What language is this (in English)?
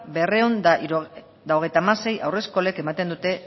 Basque